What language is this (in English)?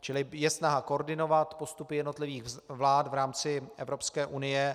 Czech